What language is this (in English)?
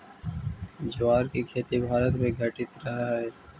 Magahi